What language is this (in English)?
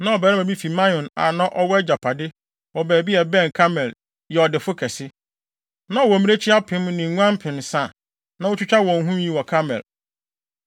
Akan